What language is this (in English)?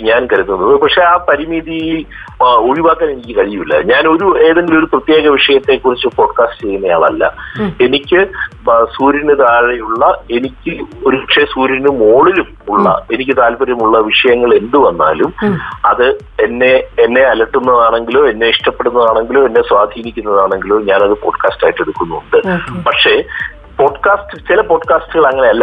Malayalam